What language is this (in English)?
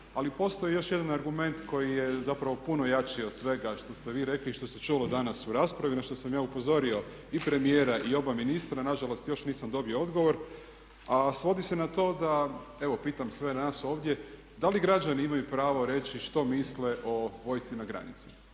Croatian